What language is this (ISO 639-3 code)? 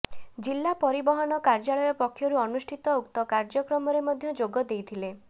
ori